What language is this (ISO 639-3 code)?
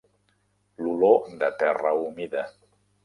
cat